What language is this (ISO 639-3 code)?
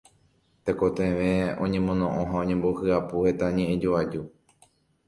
grn